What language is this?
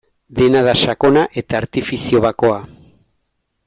Basque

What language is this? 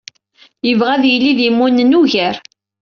Kabyle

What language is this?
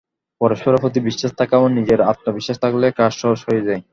Bangla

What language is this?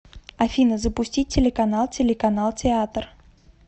Russian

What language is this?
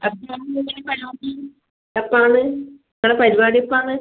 Malayalam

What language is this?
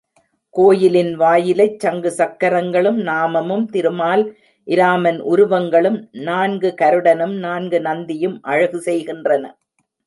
Tamil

